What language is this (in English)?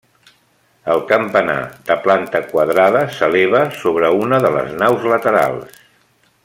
Catalan